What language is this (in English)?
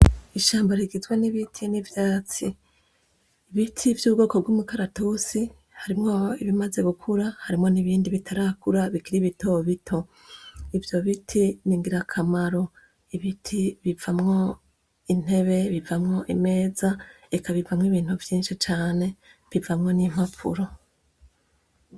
Rundi